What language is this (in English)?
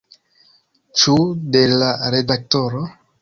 Esperanto